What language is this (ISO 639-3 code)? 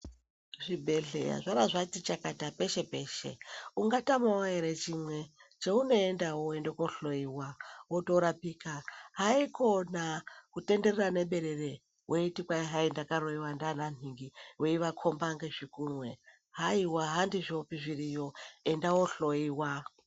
ndc